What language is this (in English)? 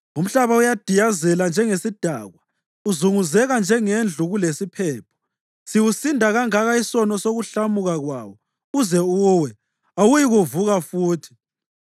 North Ndebele